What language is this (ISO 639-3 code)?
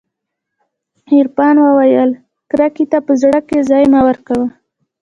pus